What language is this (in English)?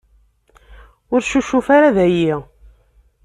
Kabyle